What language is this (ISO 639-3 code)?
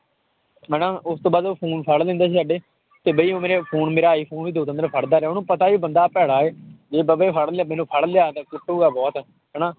pan